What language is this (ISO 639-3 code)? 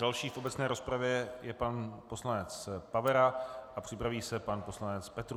ces